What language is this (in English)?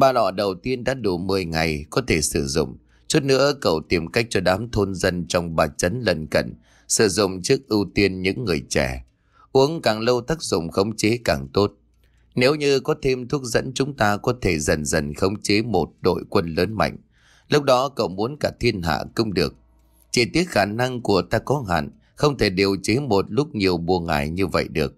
Vietnamese